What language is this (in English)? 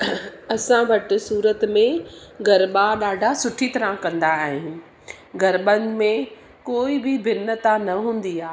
Sindhi